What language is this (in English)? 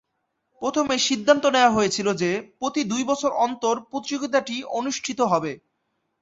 Bangla